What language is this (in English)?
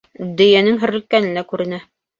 Bashkir